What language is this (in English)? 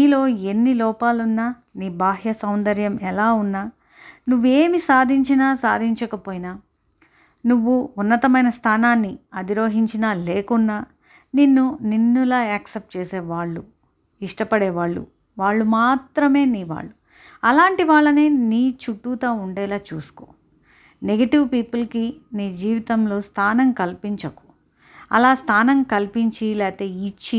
Telugu